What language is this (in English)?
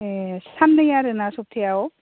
Bodo